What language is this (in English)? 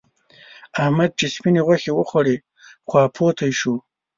Pashto